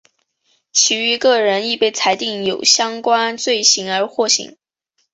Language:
Chinese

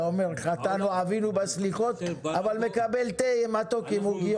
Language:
Hebrew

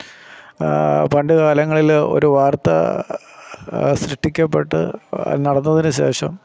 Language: Malayalam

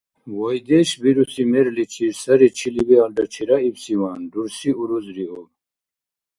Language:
Dargwa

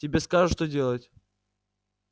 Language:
Russian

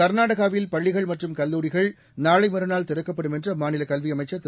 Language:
Tamil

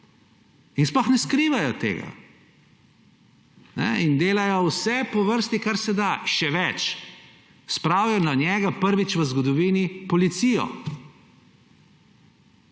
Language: Slovenian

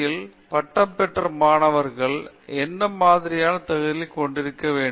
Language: Tamil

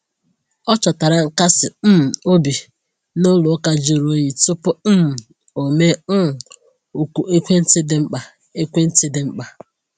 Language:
Igbo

